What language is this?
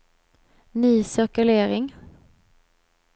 Swedish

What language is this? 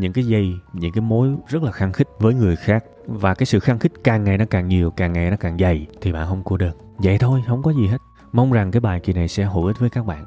Vietnamese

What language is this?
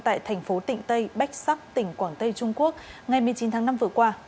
Vietnamese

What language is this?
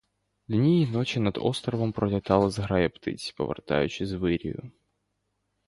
Ukrainian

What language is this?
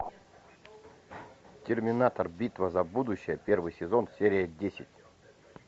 Russian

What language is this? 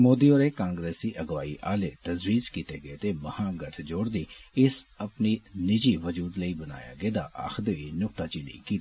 Dogri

